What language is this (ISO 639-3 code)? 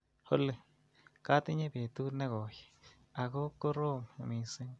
kln